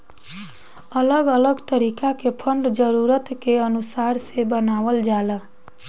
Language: Bhojpuri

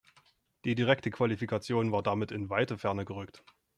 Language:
German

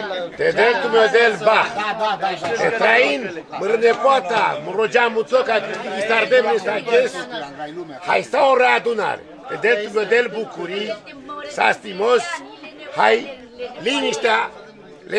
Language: Romanian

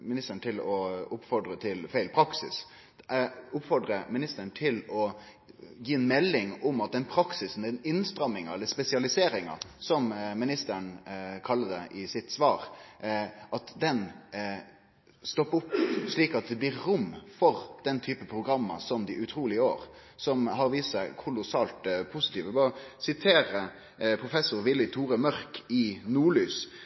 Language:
Norwegian Nynorsk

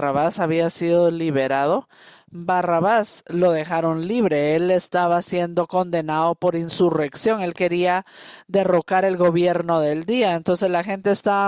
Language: Spanish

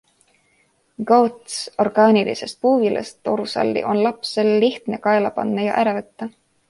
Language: Estonian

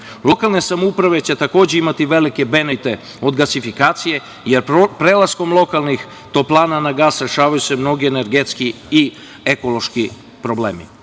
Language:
Serbian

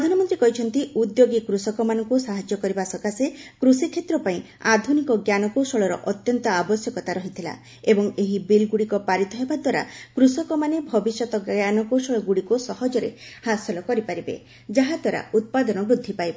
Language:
Odia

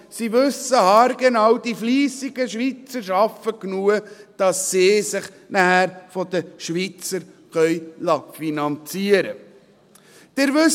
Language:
Swiss German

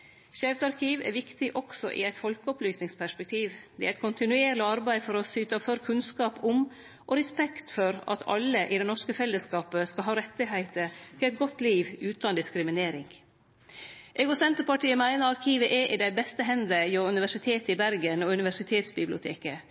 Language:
Norwegian Nynorsk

